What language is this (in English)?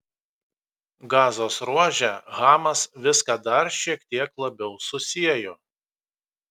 Lithuanian